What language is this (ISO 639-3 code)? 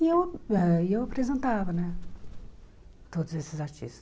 por